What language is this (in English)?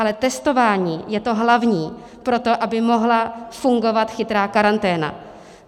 Czech